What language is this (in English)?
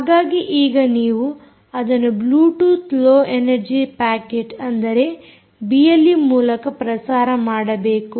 Kannada